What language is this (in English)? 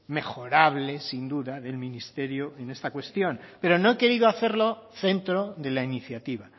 Spanish